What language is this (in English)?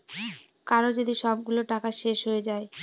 Bangla